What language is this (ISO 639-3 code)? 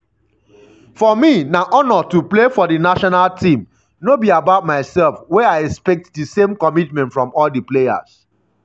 pcm